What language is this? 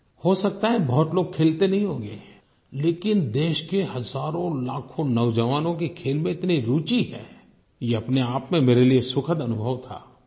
Hindi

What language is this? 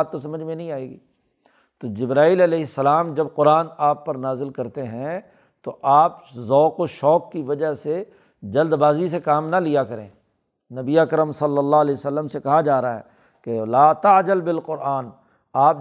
Urdu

